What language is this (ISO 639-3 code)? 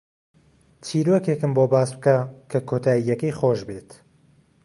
ckb